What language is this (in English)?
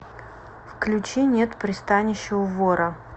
Russian